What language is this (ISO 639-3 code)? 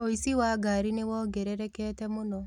kik